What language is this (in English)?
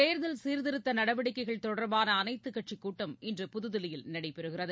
Tamil